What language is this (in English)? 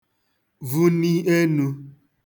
Igbo